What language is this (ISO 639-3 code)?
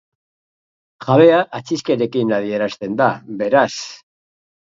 eus